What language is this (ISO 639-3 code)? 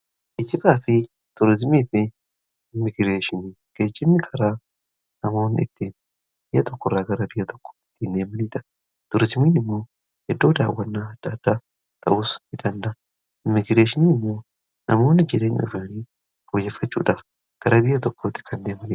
orm